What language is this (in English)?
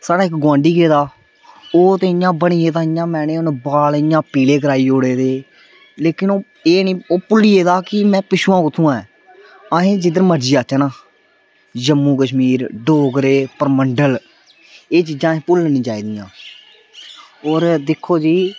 Dogri